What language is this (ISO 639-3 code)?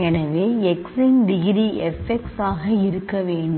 tam